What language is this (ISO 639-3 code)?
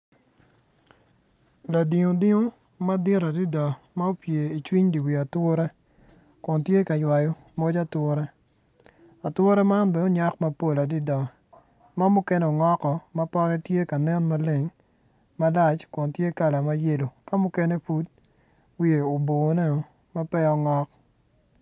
ach